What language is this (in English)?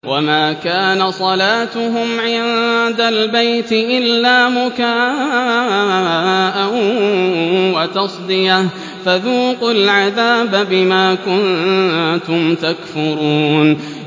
Arabic